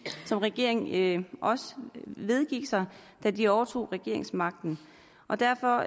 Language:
Danish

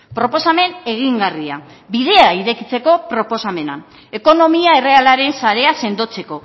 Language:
Basque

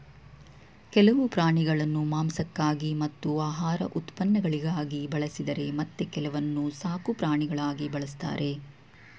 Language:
Kannada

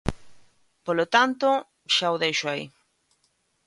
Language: Galician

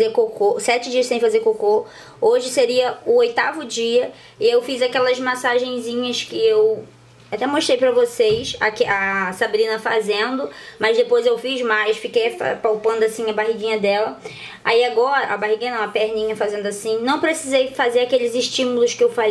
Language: Portuguese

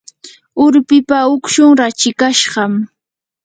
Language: Yanahuanca Pasco Quechua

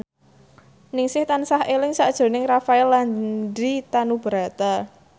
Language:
Javanese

